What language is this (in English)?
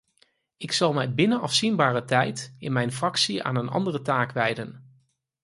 Dutch